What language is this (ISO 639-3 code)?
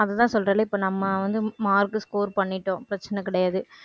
tam